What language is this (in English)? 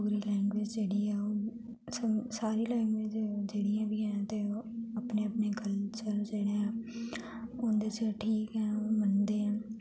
Dogri